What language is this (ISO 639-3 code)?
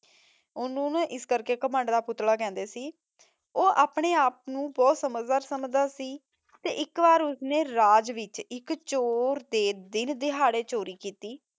pan